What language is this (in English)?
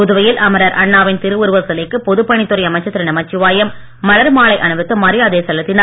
Tamil